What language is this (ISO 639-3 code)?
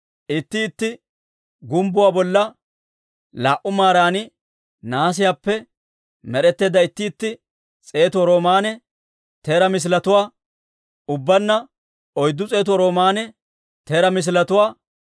dwr